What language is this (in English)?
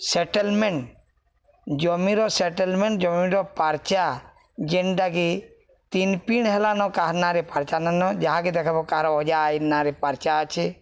Odia